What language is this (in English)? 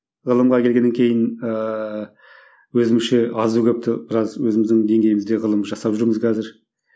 Kazakh